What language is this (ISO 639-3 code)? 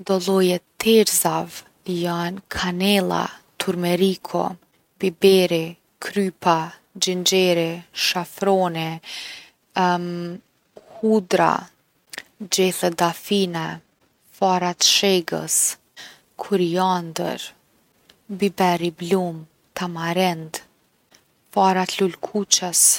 aln